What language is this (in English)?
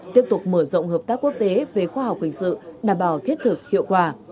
Vietnamese